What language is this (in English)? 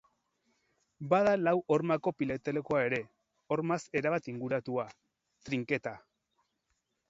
Basque